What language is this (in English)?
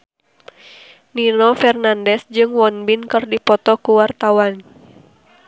Sundanese